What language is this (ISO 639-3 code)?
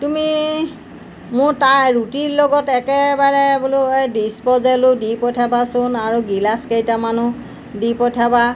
asm